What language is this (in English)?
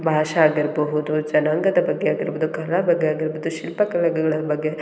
Kannada